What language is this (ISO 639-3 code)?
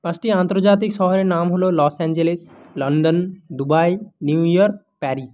ben